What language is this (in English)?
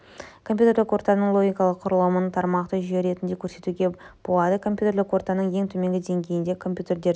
Kazakh